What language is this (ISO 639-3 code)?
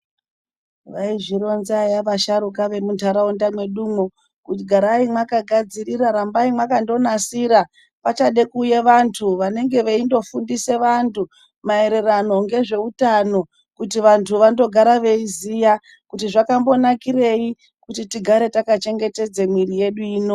ndc